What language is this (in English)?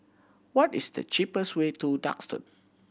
English